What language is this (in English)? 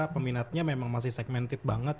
Indonesian